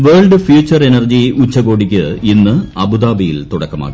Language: Malayalam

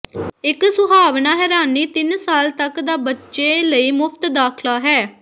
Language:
Punjabi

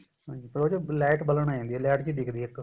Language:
Punjabi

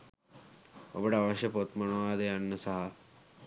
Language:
Sinhala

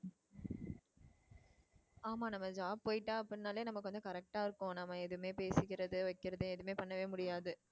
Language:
Tamil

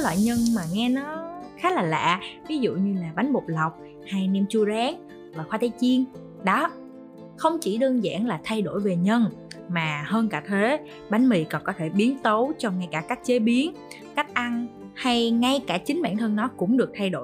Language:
Vietnamese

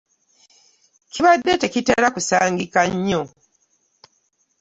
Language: Ganda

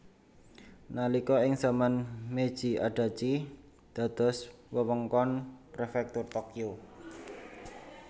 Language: Javanese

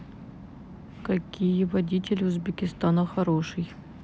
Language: Russian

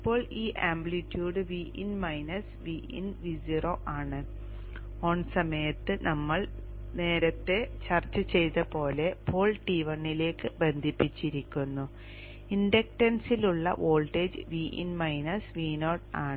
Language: Malayalam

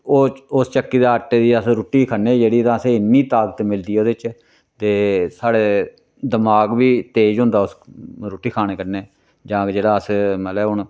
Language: Dogri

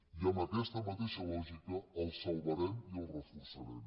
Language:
Catalan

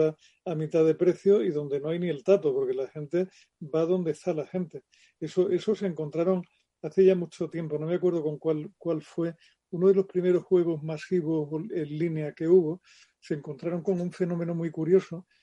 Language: Spanish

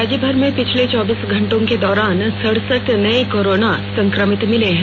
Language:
Hindi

